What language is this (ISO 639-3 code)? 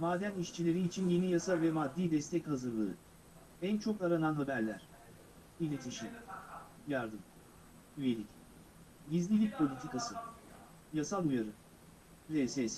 tur